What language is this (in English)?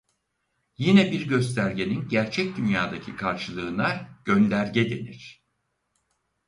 Turkish